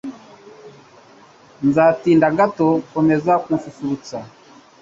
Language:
Kinyarwanda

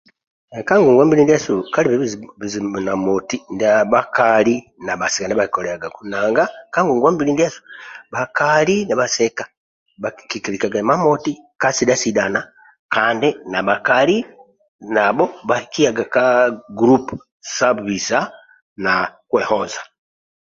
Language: Amba (Uganda)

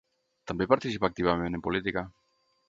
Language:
Catalan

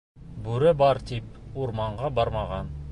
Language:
Bashkir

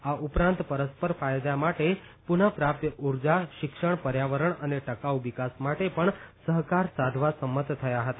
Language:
Gujarati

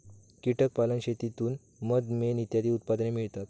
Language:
Marathi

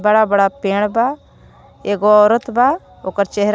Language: Bhojpuri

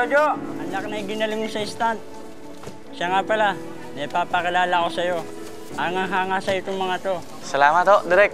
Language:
Filipino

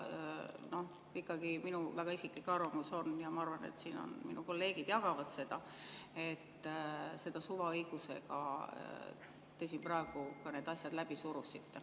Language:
Estonian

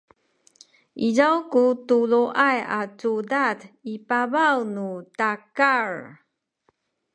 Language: Sakizaya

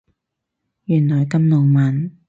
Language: Cantonese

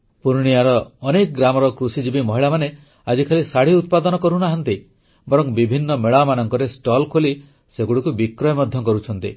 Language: Odia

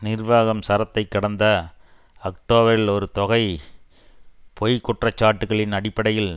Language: Tamil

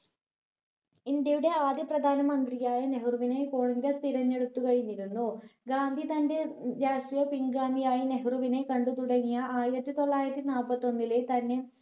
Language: Malayalam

